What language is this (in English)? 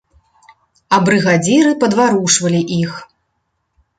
Belarusian